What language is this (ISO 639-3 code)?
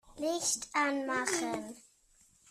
deu